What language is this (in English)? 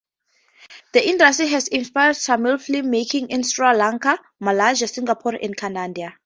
English